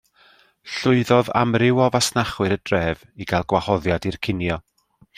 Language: Welsh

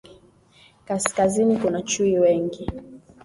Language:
Swahili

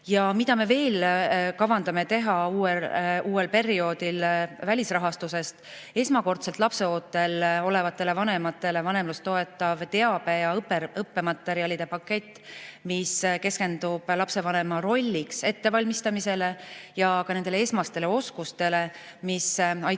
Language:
Estonian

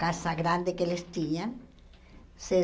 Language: Portuguese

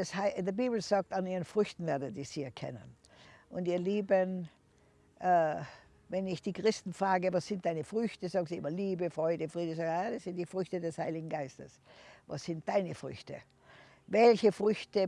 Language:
German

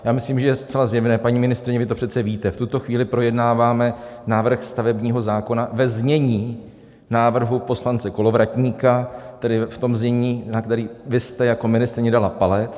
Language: Czech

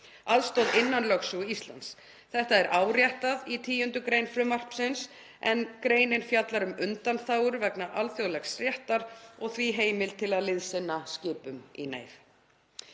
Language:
Icelandic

